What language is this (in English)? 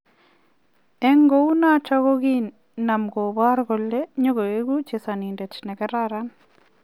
Kalenjin